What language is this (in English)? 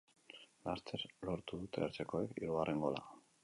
Basque